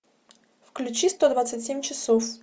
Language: Russian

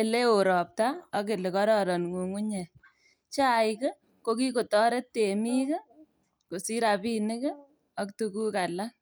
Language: Kalenjin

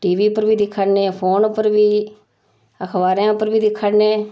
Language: Dogri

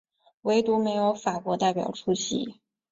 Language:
Chinese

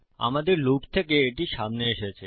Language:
Bangla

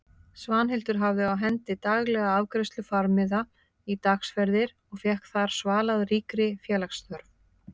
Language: Icelandic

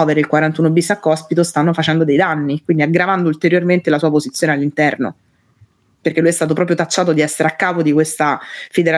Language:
Italian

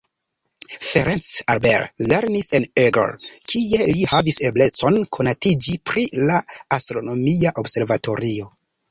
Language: Esperanto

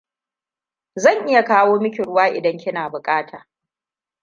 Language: Hausa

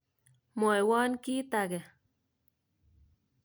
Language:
Kalenjin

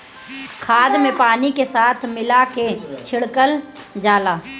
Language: Bhojpuri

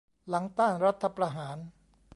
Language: Thai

